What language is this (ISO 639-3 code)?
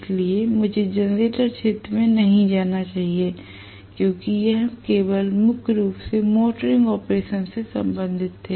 hin